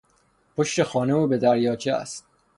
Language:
Persian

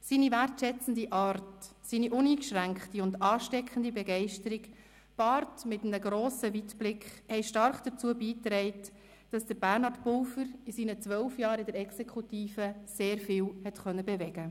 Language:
Swiss German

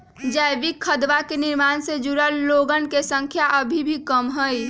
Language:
Magahi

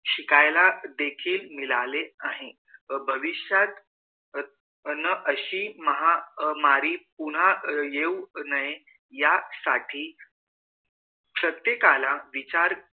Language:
Marathi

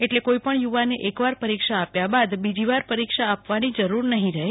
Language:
Gujarati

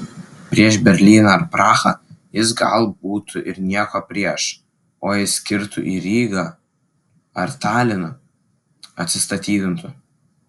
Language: Lithuanian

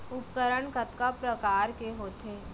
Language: Chhattisgarhi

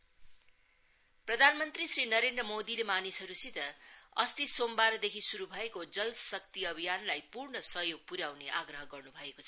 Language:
Nepali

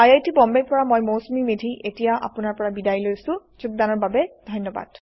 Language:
Assamese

